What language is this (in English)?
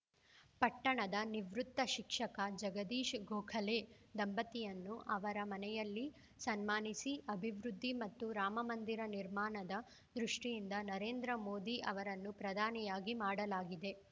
Kannada